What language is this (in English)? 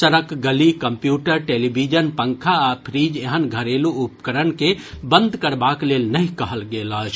Maithili